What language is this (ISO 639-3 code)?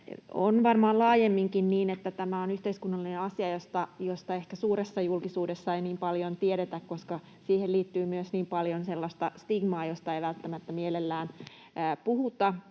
fin